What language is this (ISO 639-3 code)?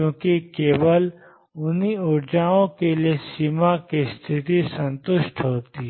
hin